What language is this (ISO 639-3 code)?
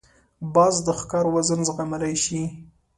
pus